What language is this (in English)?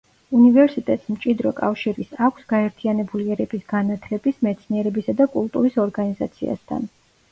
Georgian